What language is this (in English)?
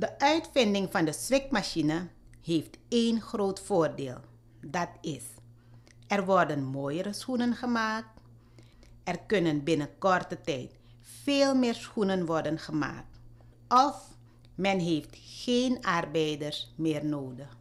Dutch